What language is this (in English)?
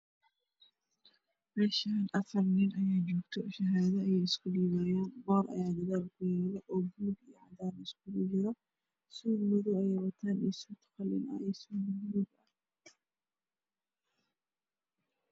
Somali